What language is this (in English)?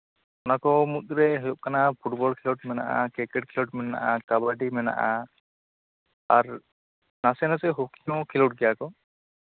Santali